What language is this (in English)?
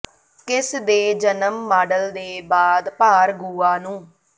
Punjabi